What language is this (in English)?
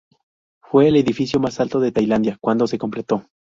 Spanish